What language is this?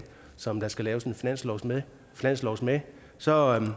Danish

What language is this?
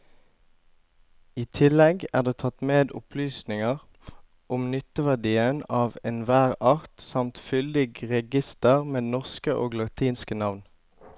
Norwegian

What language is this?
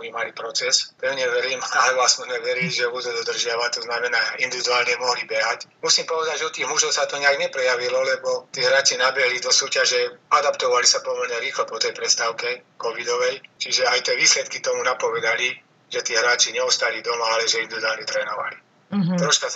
Slovak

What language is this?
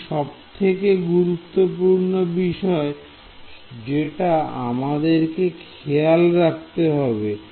Bangla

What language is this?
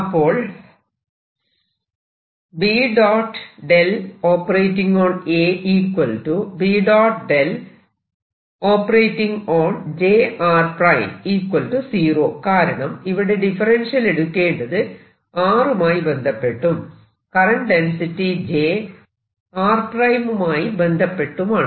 Malayalam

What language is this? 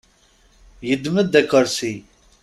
Kabyle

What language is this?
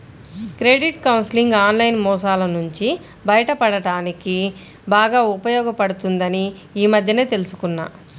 Telugu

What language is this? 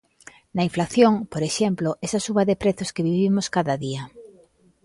Galician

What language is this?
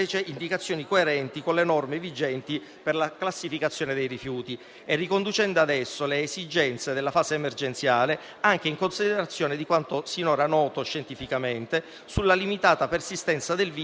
Italian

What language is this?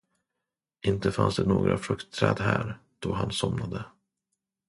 Swedish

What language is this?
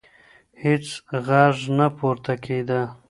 Pashto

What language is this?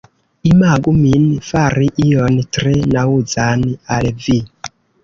Esperanto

